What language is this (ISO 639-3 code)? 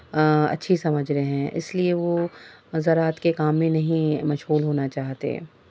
urd